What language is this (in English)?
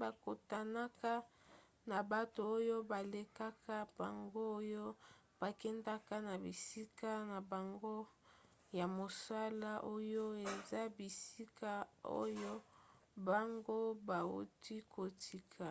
Lingala